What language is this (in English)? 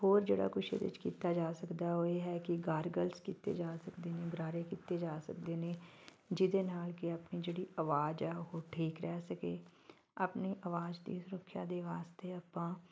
Punjabi